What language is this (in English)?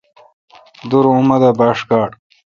Kalkoti